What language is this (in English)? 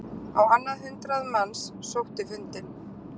Icelandic